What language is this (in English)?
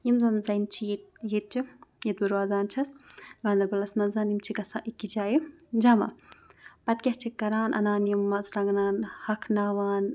Kashmiri